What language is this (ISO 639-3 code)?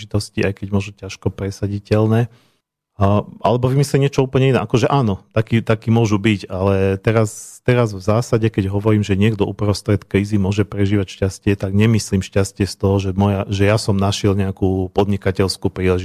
slk